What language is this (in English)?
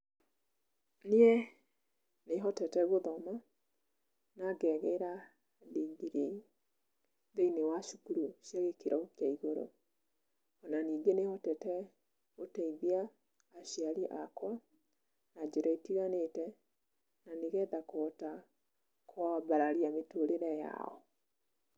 Kikuyu